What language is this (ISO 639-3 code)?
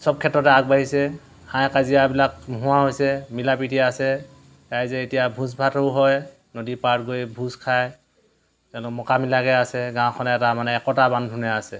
asm